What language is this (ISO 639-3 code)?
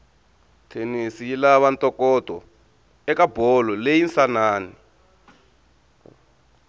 tso